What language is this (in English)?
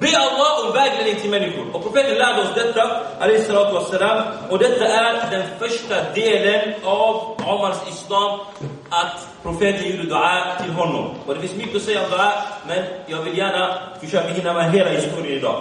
Swedish